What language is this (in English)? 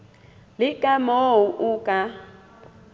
Southern Sotho